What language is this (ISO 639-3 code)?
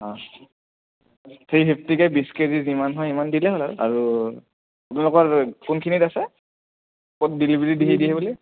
asm